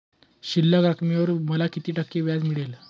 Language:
Marathi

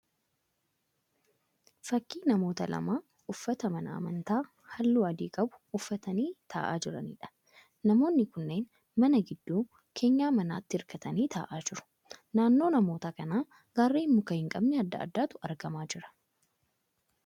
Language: Oromo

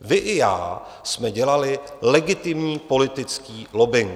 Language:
Czech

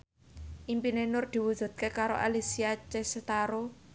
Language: Javanese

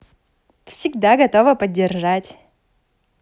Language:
Russian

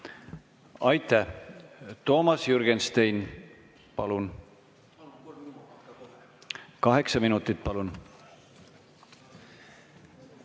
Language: Estonian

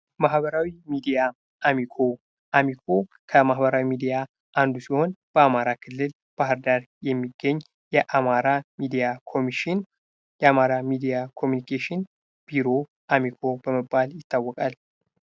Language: Amharic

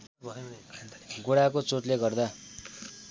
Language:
Nepali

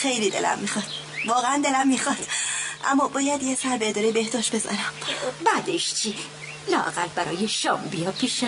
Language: Persian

